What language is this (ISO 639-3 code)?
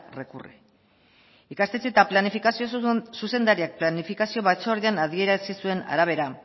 eus